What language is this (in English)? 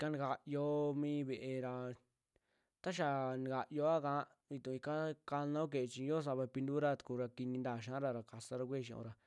Western Juxtlahuaca Mixtec